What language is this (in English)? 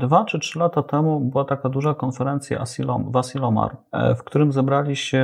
Polish